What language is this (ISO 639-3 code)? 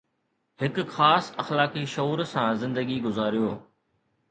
snd